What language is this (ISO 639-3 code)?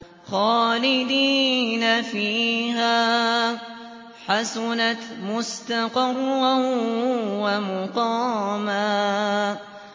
ara